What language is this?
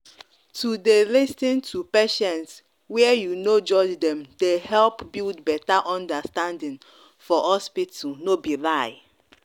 Nigerian Pidgin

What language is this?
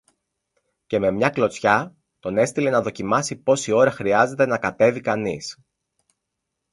Greek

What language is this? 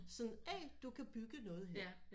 Danish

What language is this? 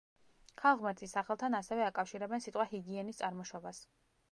Georgian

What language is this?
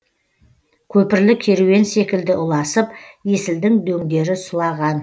Kazakh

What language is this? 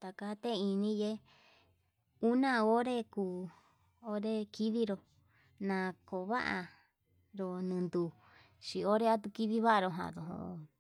Yutanduchi Mixtec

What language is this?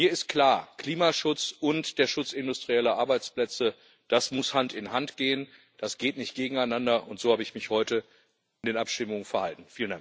German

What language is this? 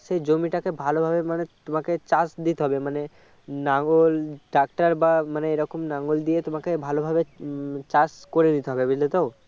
Bangla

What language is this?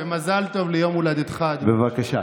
Hebrew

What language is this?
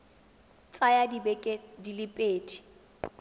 Tswana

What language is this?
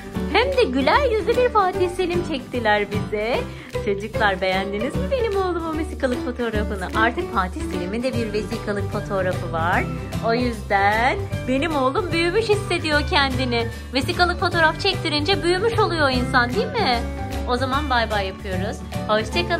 Turkish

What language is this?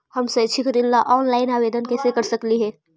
Magahi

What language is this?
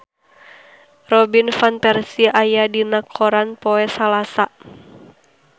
Sundanese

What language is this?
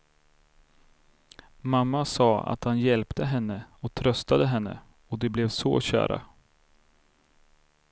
Swedish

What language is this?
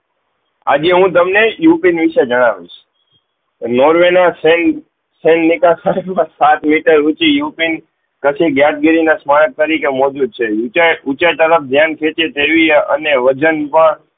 Gujarati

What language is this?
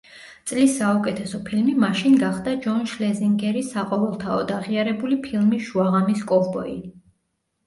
Georgian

